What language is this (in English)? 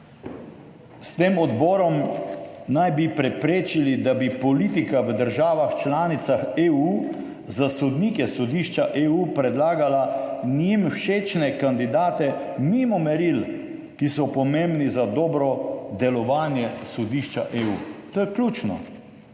Slovenian